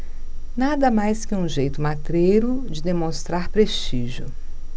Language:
Portuguese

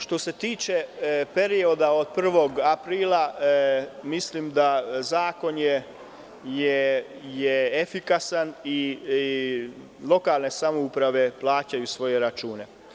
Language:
Serbian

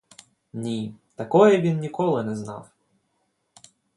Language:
Ukrainian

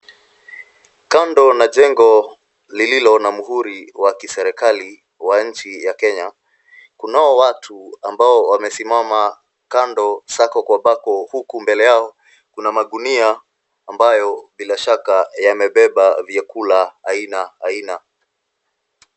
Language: Swahili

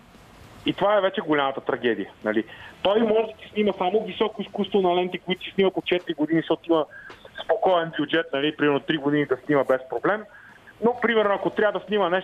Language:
Bulgarian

